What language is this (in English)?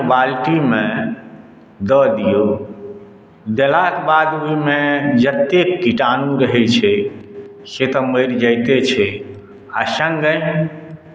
Maithili